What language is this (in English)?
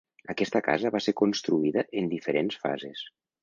Catalan